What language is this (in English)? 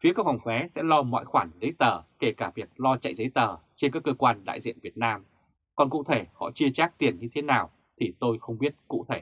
Vietnamese